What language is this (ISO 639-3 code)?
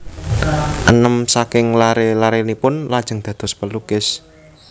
jav